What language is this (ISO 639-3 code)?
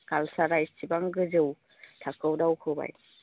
brx